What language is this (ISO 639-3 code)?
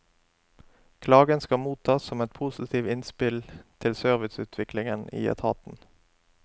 nor